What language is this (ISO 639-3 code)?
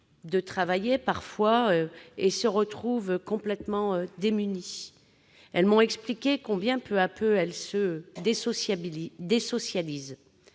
fra